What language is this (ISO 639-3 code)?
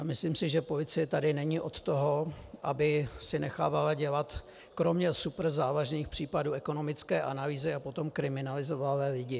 ces